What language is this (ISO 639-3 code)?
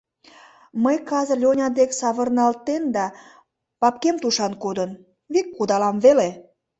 chm